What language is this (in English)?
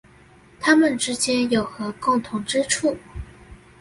Chinese